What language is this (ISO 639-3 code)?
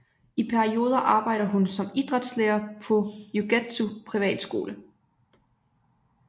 dan